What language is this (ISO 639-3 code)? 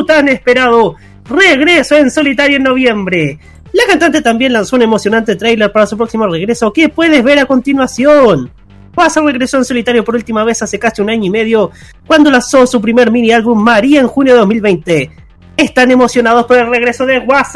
spa